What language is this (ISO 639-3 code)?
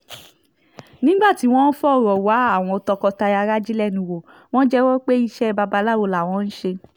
yor